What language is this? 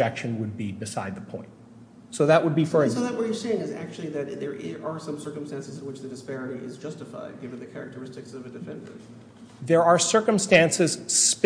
English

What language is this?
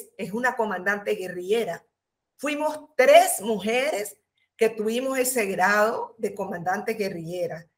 Spanish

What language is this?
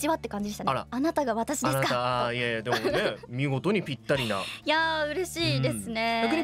Japanese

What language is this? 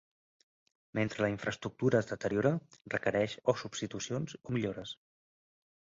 Catalan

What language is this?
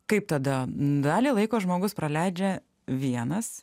Lithuanian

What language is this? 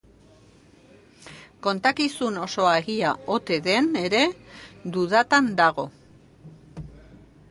Basque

